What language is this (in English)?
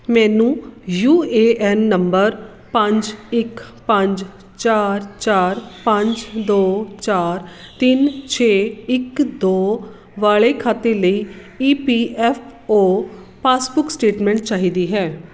Punjabi